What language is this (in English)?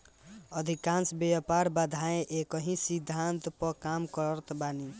Bhojpuri